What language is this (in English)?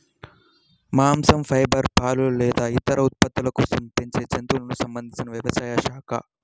Telugu